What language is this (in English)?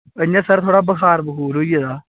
Dogri